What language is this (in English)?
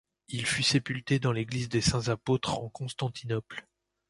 French